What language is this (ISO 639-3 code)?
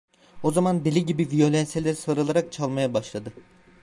tur